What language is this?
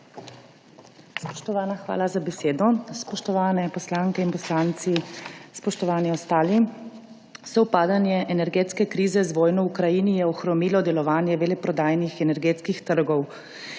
Slovenian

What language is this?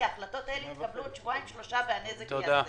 Hebrew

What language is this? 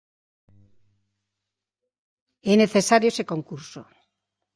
Galician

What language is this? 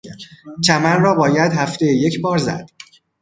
Persian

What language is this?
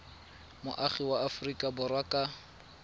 Tswana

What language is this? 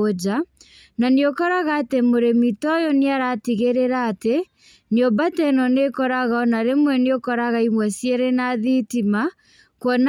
Kikuyu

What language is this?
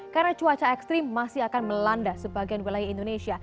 Indonesian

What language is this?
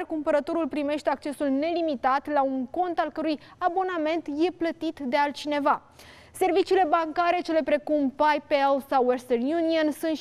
Romanian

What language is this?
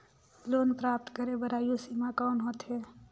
Chhattisgarhi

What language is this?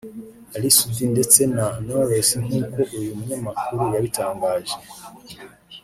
Kinyarwanda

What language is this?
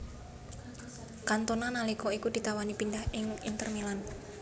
Javanese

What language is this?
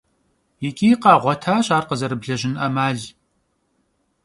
Kabardian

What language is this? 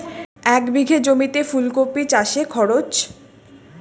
Bangla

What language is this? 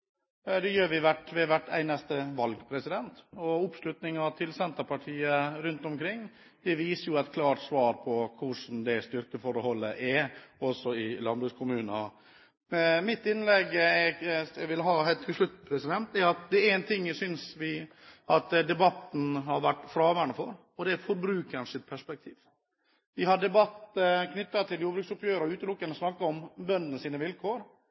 Norwegian Bokmål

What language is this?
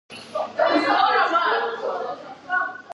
Georgian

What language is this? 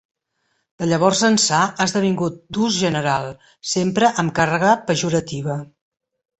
Catalan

